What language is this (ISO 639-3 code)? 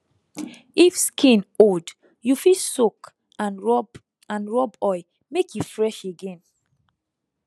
pcm